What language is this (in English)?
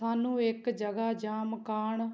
Punjabi